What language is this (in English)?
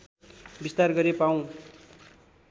Nepali